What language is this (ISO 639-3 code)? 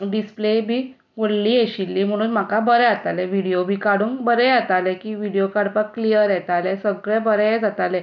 kok